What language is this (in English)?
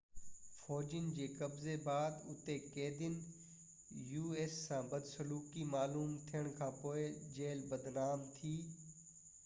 Sindhi